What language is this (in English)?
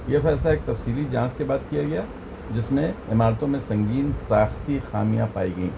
Urdu